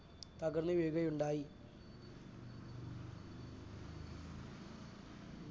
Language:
Malayalam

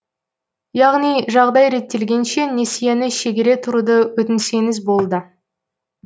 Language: Kazakh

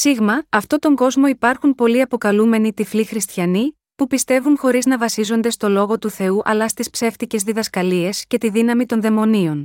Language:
Greek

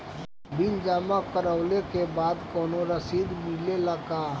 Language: Bhojpuri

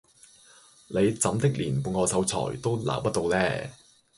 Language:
Cantonese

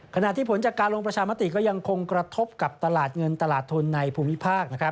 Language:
Thai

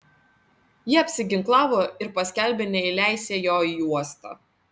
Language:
Lithuanian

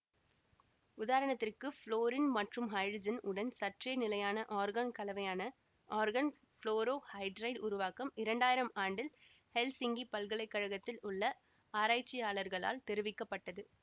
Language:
Tamil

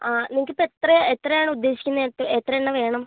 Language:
Malayalam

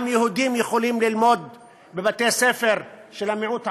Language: Hebrew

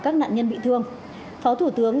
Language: Vietnamese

